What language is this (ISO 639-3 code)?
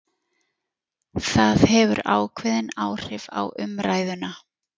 isl